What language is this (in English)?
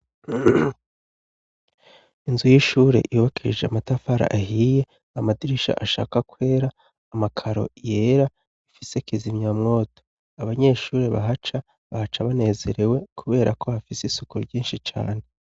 Rundi